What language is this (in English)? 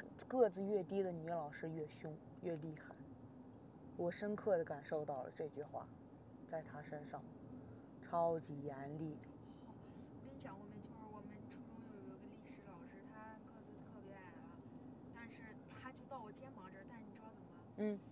Chinese